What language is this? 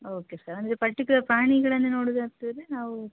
Kannada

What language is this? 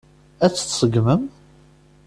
Kabyle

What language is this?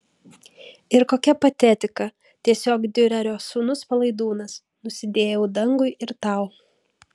Lithuanian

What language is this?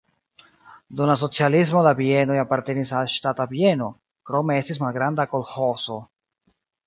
Esperanto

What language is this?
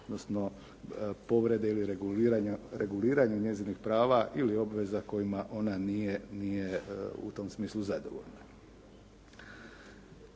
Croatian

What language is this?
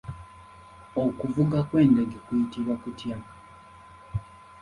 Ganda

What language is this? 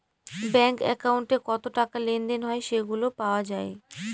Bangla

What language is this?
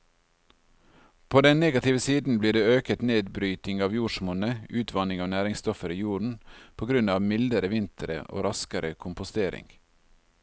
Norwegian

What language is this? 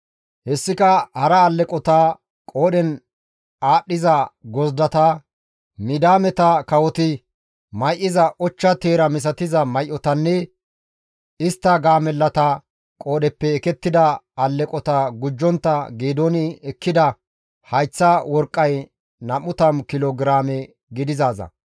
Gamo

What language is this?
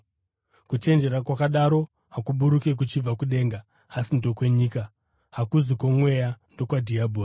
Shona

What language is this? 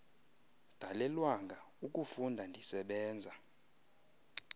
Xhosa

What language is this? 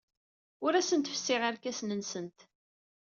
Kabyle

